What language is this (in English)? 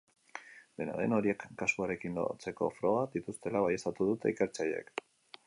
Basque